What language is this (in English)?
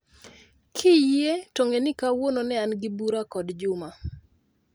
Luo (Kenya and Tanzania)